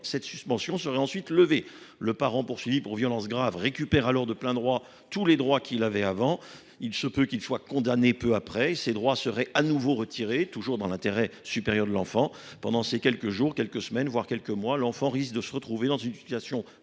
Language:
French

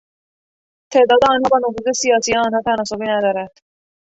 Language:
Persian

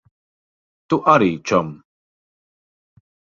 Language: Latvian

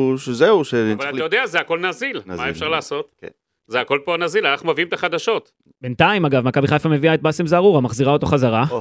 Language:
Hebrew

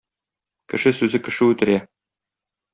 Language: Tatar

